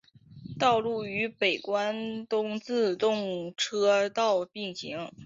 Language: Chinese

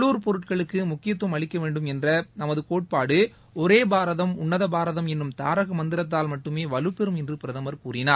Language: Tamil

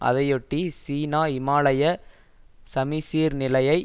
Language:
Tamil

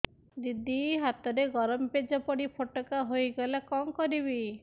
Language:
Odia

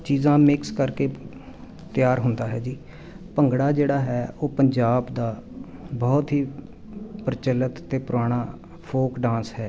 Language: Punjabi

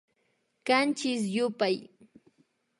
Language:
Imbabura Highland Quichua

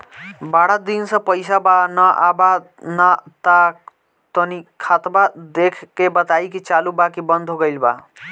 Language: Bhojpuri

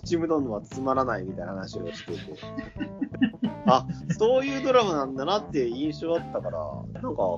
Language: Japanese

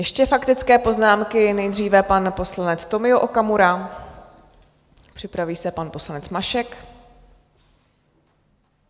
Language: Czech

